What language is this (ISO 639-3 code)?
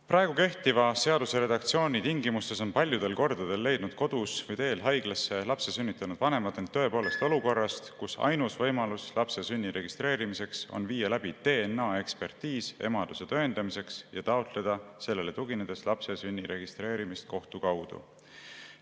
est